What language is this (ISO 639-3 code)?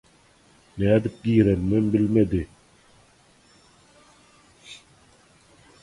tuk